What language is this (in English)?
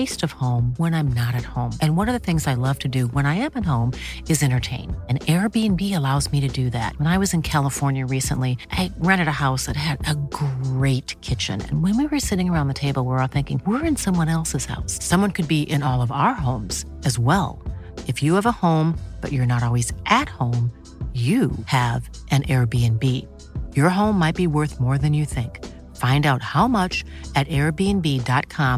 Swedish